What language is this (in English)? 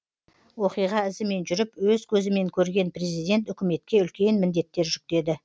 Kazakh